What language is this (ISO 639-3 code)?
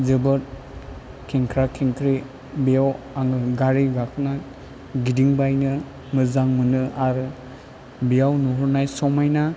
brx